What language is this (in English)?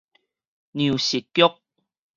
Min Nan Chinese